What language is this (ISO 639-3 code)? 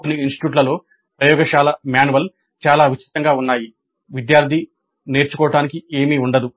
tel